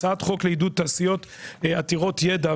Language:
Hebrew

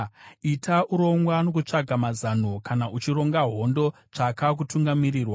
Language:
Shona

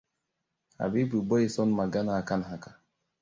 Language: Hausa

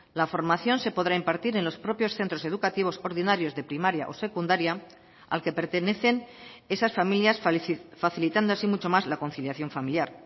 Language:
Spanish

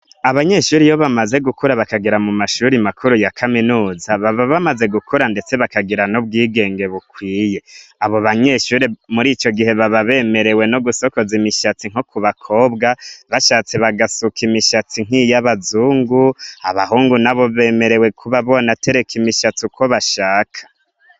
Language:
Rundi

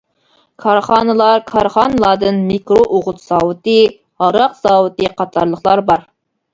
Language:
Uyghur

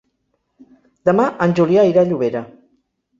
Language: Catalan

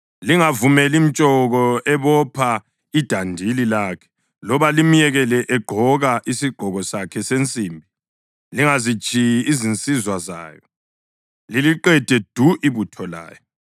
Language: North Ndebele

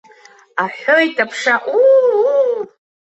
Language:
Abkhazian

